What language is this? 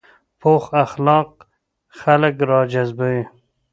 Pashto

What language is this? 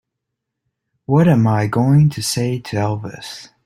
English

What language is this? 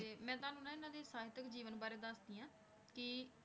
Punjabi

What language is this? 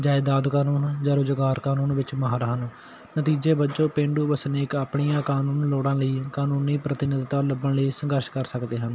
Punjabi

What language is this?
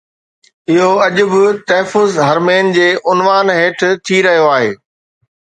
Sindhi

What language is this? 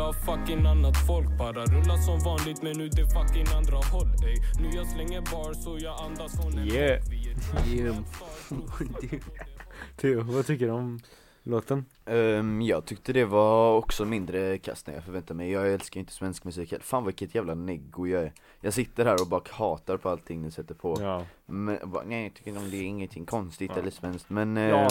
Swedish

